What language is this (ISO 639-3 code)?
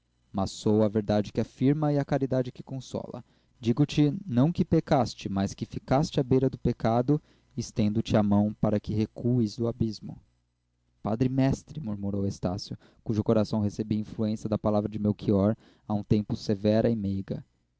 por